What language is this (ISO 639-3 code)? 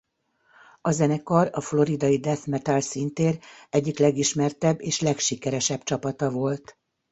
hun